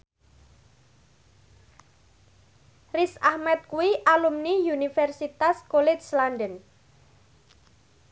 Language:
Javanese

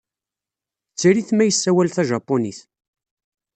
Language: Kabyle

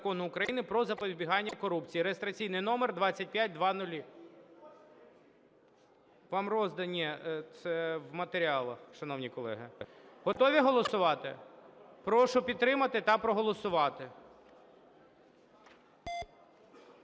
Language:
Ukrainian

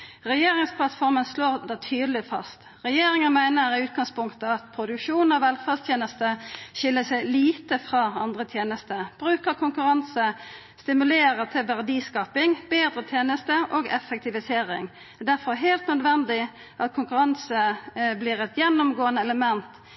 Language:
Norwegian Nynorsk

